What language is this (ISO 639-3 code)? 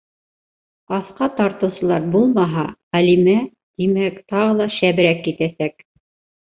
bak